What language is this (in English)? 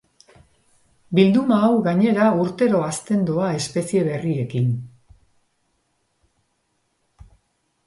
Basque